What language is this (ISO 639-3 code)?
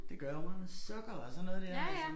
dan